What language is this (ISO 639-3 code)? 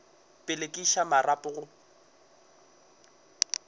nso